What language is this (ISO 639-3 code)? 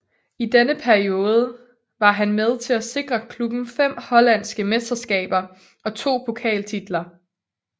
dan